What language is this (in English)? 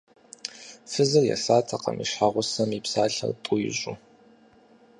Kabardian